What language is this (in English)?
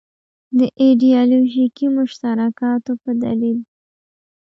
Pashto